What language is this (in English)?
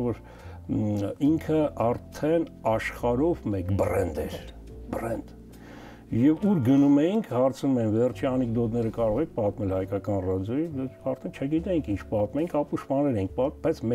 Turkish